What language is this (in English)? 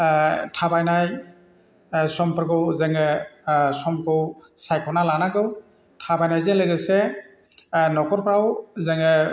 Bodo